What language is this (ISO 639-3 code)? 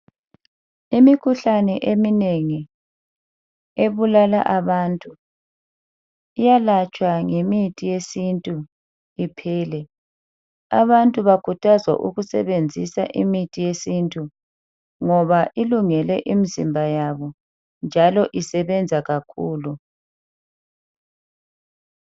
nde